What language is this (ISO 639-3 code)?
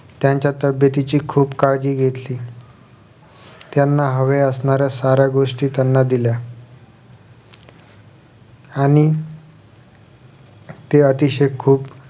mar